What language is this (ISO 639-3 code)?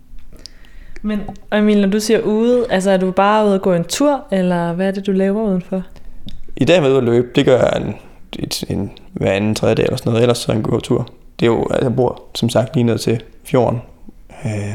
dan